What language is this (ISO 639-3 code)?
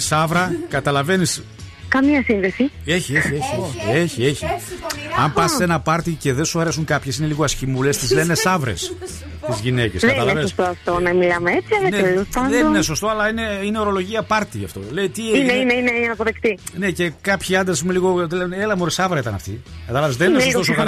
ell